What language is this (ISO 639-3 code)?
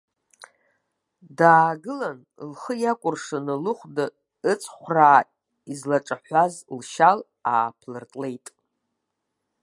abk